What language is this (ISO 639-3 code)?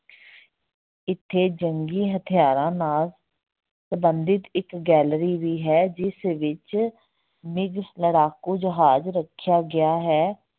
pan